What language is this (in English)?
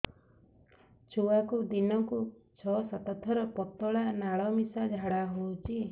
Odia